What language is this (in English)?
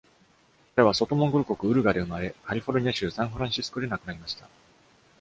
Japanese